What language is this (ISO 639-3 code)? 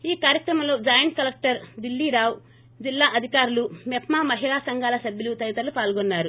tel